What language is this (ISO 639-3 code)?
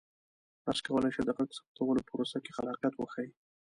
pus